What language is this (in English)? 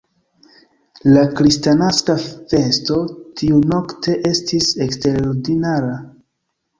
Esperanto